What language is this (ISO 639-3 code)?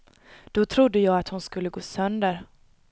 swe